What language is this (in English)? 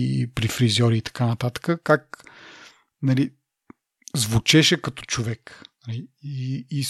Bulgarian